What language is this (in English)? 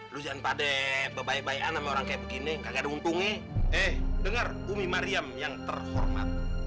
Indonesian